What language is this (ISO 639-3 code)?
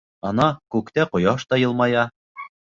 bak